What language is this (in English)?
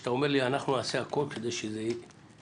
Hebrew